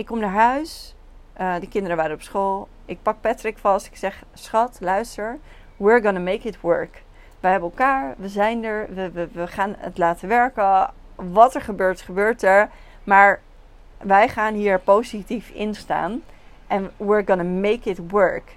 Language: Dutch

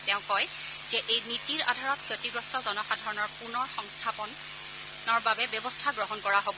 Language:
Assamese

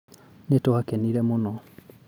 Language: Kikuyu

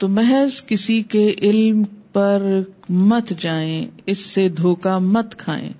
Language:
Urdu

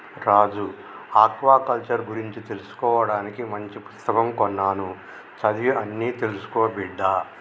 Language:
Telugu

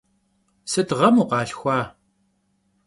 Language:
Kabardian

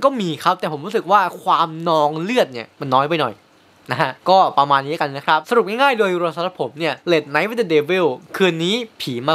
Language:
Thai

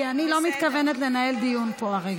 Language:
Hebrew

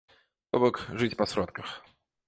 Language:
Belarusian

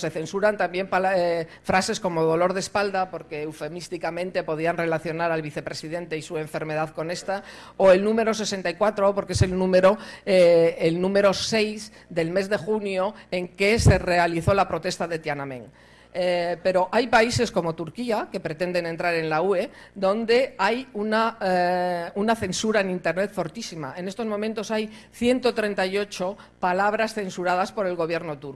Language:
Spanish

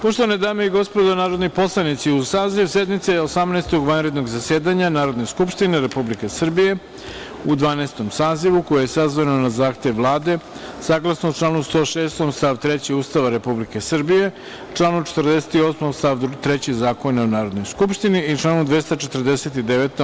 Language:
Serbian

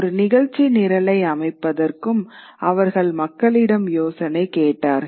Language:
Tamil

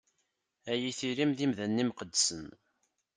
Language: Kabyle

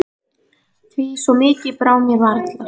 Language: Icelandic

